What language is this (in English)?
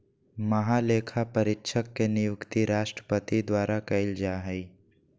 Magahi